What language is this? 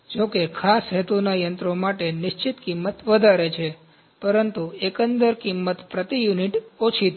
Gujarati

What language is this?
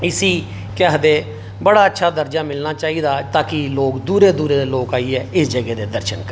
Dogri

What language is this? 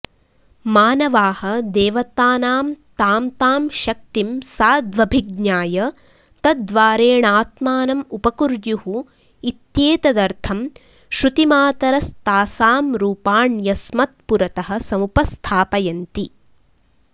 Sanskrit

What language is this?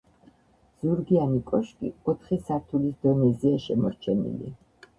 Georgian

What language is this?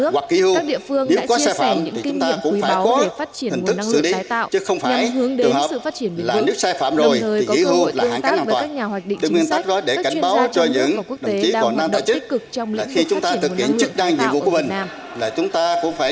Vietnamese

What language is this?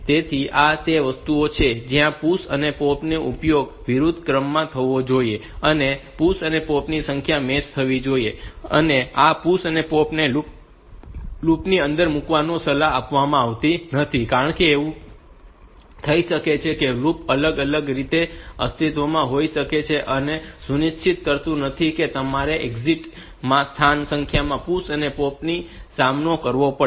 Gujarati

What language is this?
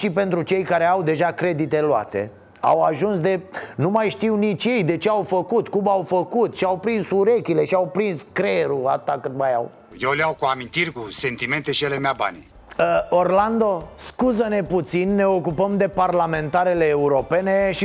Romanian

